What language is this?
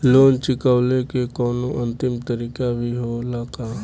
Bhojpuri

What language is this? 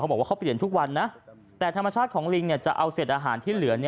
Thai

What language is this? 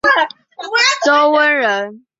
Chinese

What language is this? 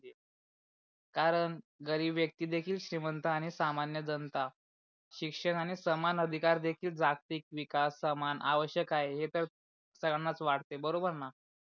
Marathi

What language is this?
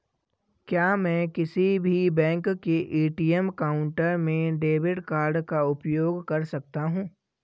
Hindi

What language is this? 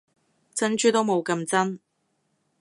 Cantonese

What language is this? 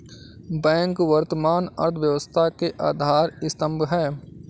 Hindi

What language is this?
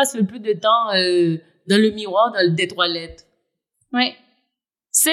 French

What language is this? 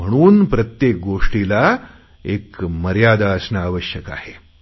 Marathi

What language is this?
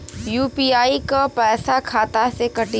Bhojpuri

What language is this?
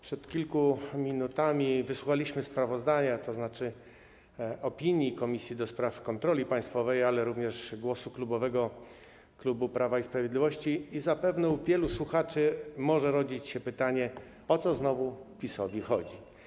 Polish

